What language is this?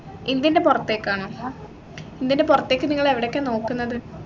Malayalam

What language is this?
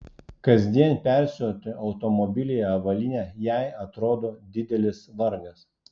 Lithuanian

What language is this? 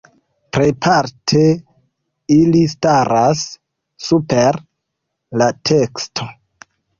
Esperanto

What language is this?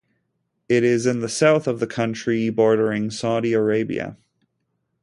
English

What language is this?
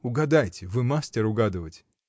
Russian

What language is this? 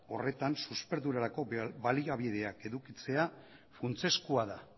Basque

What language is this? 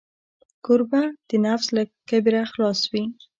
Pashto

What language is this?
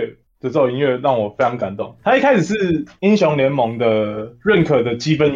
Chinese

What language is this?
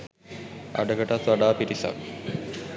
Sinhala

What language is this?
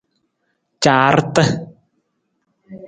Nawdm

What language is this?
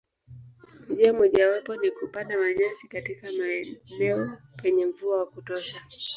Swahili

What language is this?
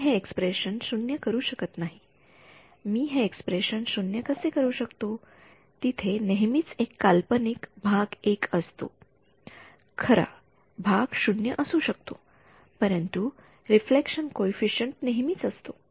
Marathi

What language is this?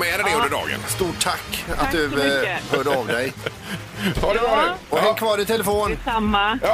Swedish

